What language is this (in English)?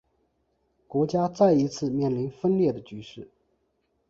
Chinese